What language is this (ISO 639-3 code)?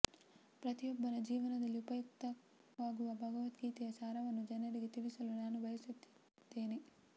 kan